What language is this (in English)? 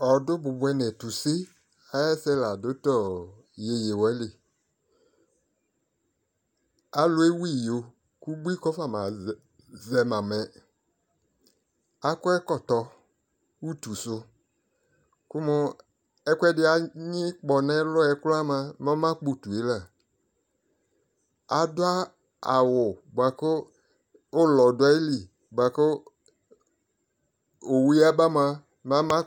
Ikposo